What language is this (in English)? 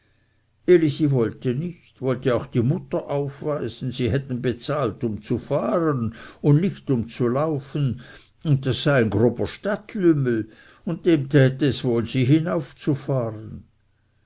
German